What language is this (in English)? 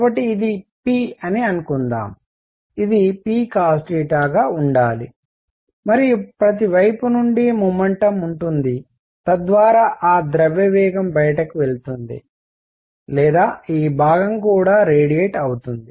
Telugu